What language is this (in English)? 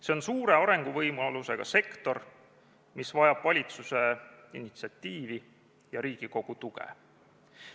Estonian